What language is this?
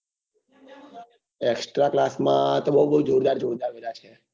Gujarati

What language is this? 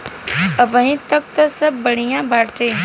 Bhojpuri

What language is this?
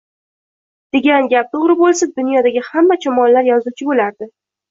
Uzbek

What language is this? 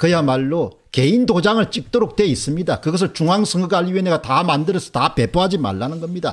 Korean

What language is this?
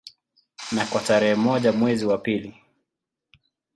Swahili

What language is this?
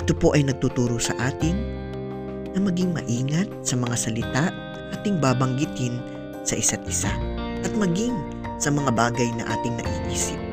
Filipino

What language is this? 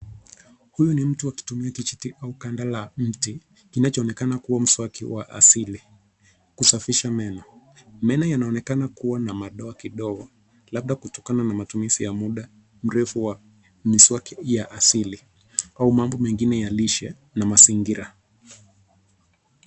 Swahili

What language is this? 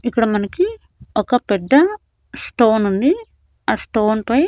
Telugu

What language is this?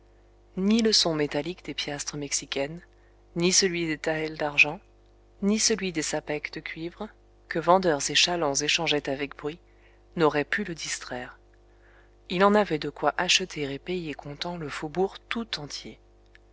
French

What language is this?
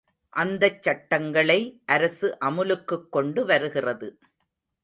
Tamil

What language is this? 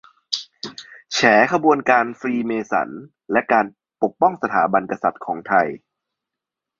Thai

